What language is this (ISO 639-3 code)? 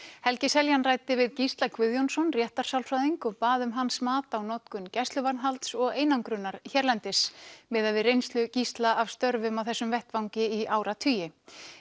isl